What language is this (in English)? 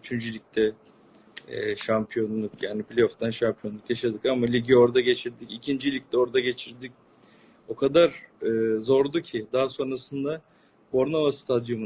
Turkish